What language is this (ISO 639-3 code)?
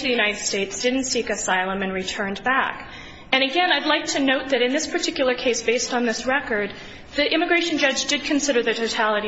eng